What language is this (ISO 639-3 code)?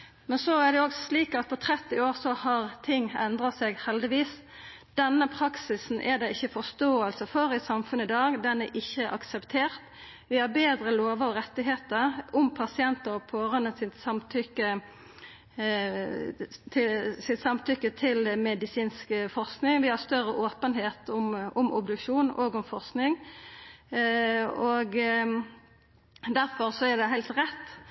nno